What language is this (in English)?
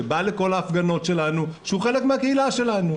Hebrew